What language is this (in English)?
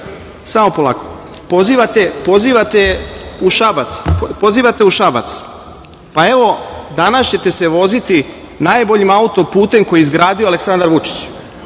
Serbian